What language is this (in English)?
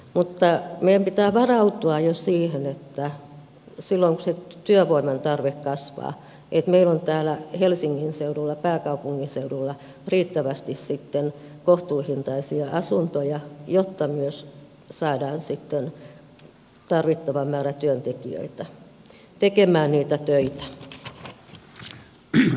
Finnish